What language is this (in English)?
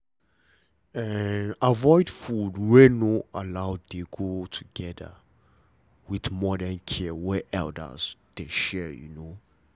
Nigerian Pidgin